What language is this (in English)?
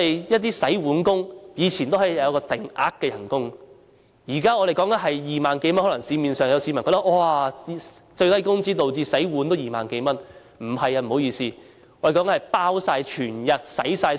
Cantonese